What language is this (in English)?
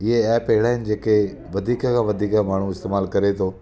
Sindhi